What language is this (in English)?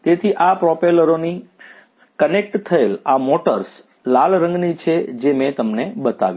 Gujarati